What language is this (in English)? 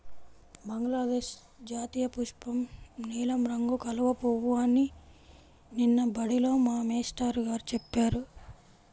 Telugu